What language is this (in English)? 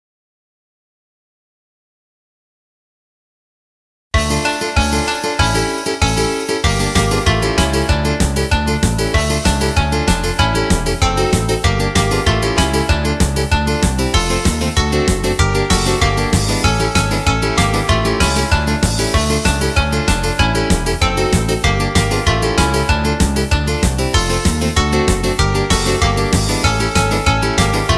Slovak